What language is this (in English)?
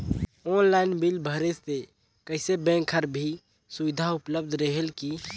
Chhattisgarhi